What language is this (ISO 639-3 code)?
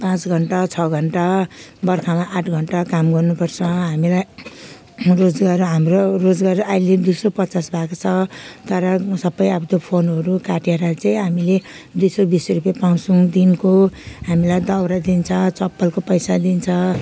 nep